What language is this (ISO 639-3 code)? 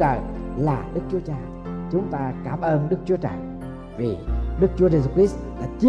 vie